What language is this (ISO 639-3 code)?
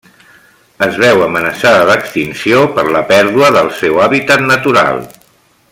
cat